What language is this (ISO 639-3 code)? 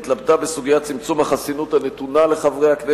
heb